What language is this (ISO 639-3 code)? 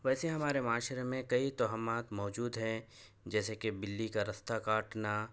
urd